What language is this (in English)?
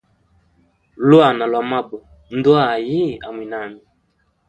Hemba